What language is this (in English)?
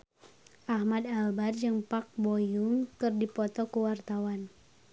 Sundanese